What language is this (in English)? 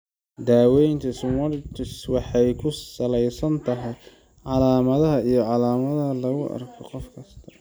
Somali